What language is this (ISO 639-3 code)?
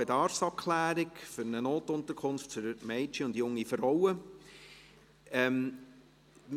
gsw